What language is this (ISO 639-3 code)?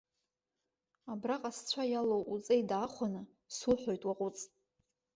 abk